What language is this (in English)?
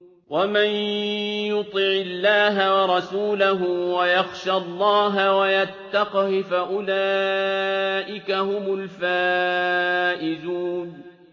Arabic